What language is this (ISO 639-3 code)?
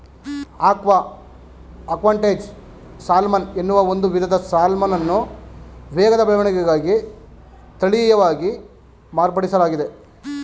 kan